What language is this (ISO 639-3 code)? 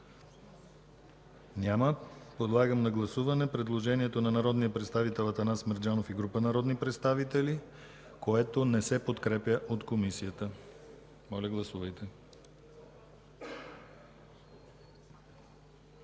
bul